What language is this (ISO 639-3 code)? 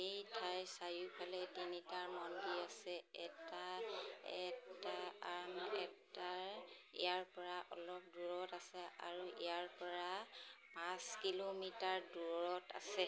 asm